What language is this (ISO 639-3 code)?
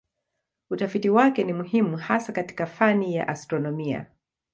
swa